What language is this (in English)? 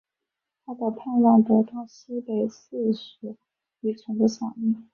Chinese